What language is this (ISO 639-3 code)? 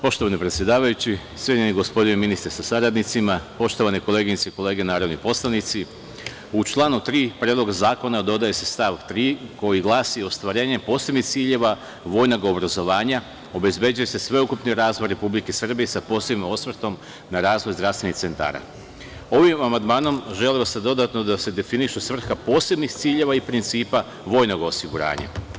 srp